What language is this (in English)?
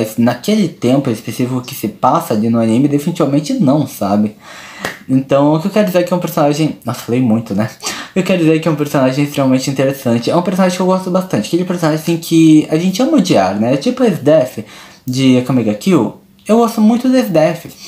Portuguese